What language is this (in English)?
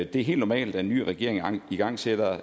Danish